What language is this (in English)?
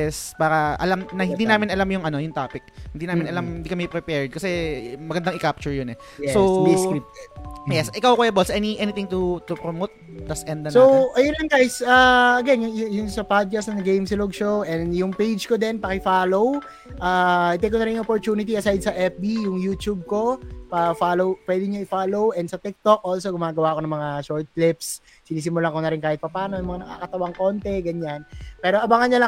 Filipino